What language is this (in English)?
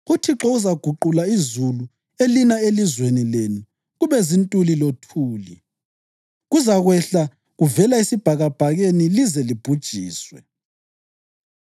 North Ndebele